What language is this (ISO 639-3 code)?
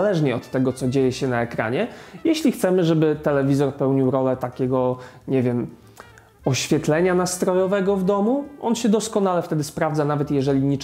pol